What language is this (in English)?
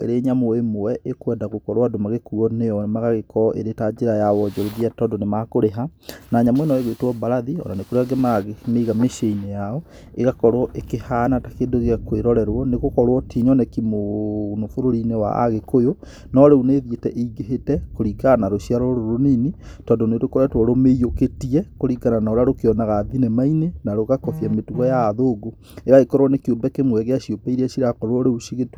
Kikuyu